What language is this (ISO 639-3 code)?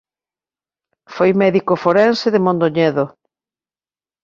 glg